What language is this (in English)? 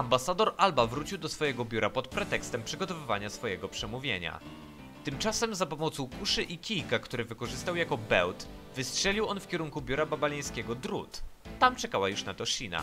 Polish